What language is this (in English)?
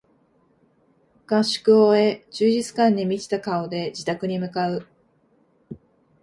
Japanese